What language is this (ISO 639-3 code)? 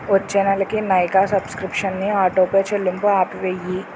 tel